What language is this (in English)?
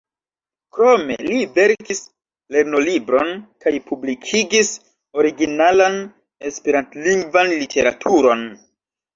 Esperanto